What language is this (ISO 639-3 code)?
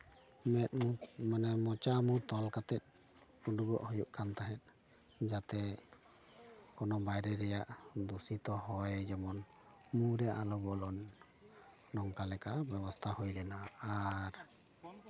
sat